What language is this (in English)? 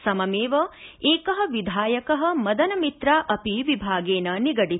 Sanskrit